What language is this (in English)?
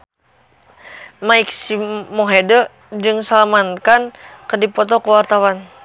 Sundanese